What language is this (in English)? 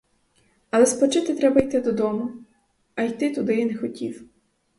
Ukrainian